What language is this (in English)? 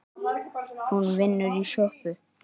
Icelandic